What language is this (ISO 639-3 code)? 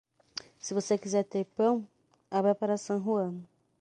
por